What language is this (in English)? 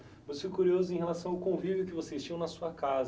Portuguese